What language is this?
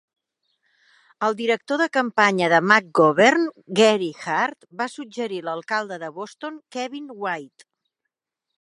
Catalan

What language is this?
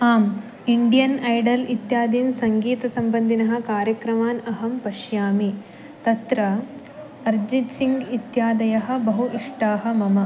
Sanskrit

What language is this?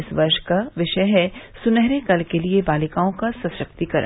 Hindi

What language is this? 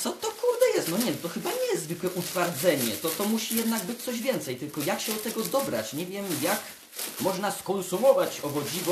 Polish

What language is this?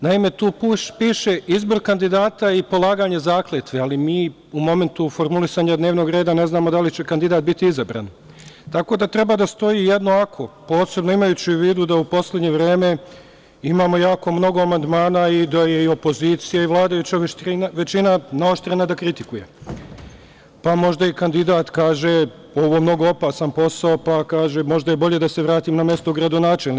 Serbian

